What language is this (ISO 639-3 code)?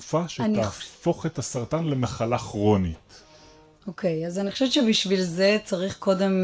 heb